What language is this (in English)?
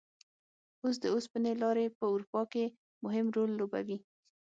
Pashto